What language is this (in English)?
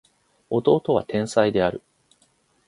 Japanese